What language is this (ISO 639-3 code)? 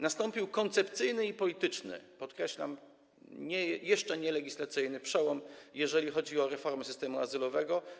pol